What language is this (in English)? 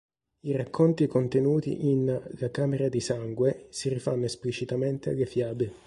Italian